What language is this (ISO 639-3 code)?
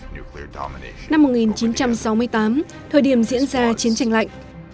vie